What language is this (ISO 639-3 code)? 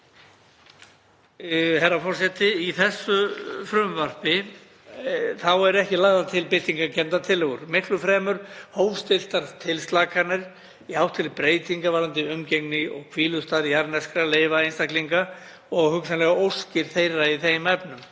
isl